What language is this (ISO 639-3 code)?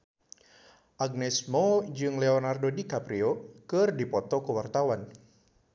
sun